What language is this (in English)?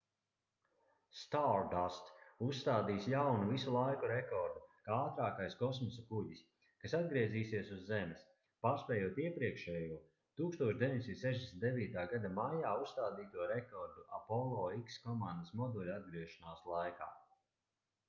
Latvian